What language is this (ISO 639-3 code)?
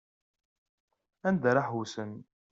kab